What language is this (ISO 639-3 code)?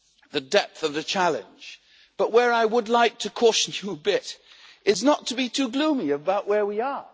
eng